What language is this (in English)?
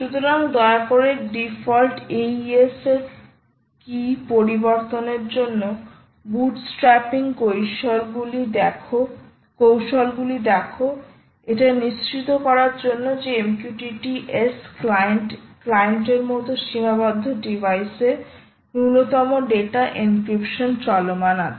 Bangla